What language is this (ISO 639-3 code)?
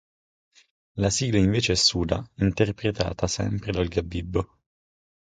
ita